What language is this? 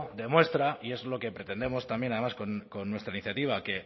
Spanish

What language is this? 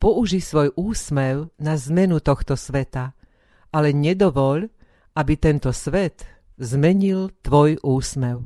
Slovak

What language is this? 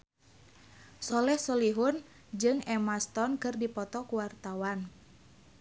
Sundanese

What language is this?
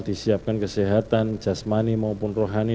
Indonesian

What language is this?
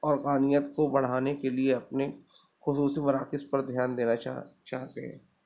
Urdu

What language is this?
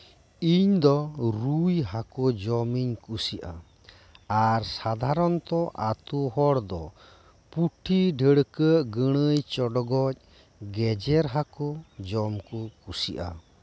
Santali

